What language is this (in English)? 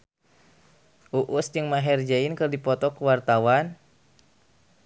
Sundanese